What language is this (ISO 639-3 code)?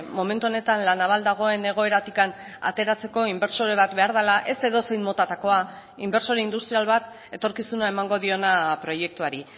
eus